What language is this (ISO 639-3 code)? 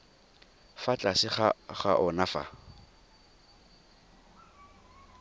tsn